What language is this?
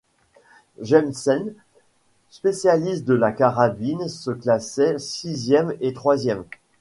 French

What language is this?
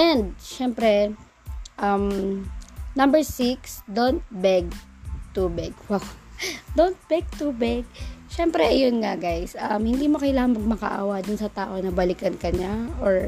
Filipino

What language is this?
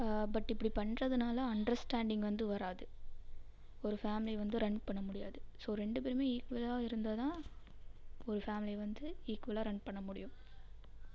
Tamil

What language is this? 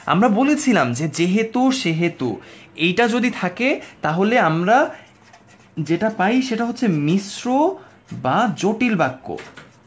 Bangla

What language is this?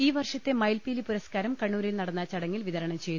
Malayalam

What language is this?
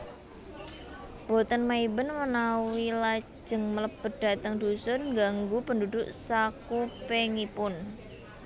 Javanese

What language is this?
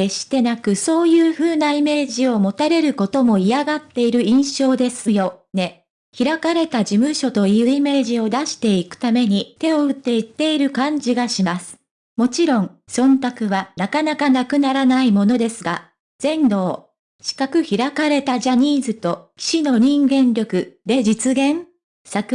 Japanese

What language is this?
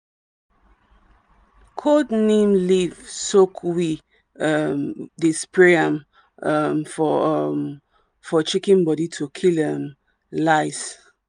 Nigerian Pidgin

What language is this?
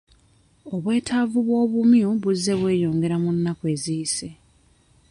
Ganda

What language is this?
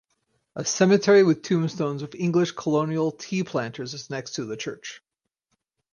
English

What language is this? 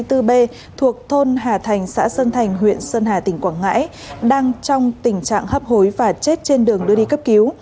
Vietnamese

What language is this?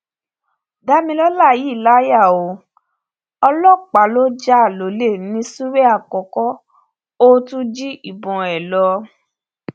Yoruba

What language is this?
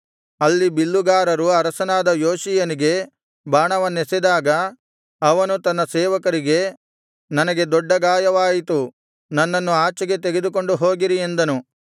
Kannada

